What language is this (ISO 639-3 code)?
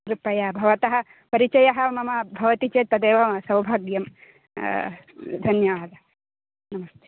san